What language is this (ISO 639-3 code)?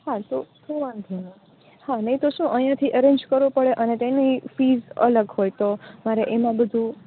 guj